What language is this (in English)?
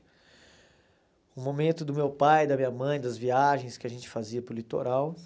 Portuguese